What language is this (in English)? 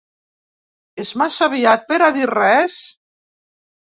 Catalan